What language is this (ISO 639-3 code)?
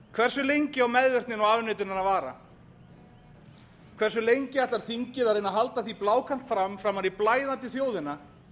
isl